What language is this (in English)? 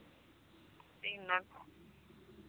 Punjabi